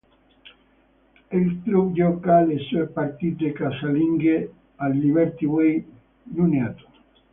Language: Italian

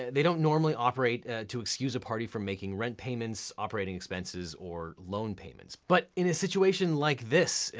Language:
English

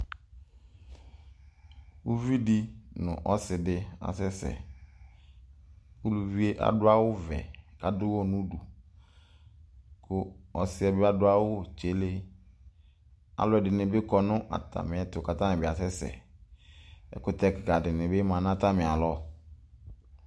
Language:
Ikposo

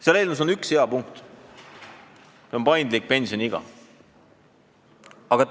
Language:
Estonian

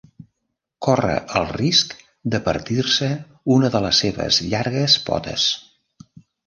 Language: Catalan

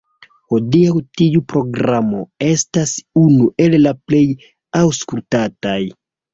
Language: Esperanto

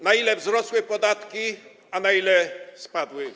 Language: Polish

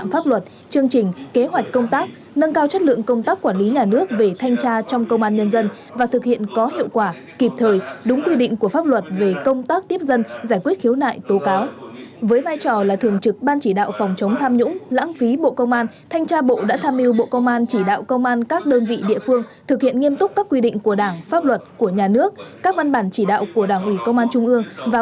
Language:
Vietnamese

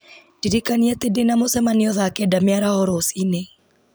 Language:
Kikuyu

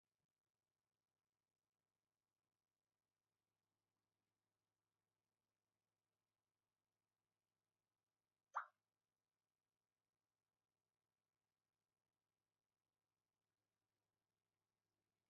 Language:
Interlingua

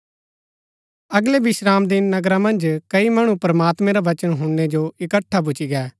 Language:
Gaddi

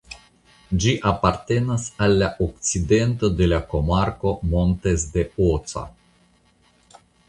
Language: Esperanto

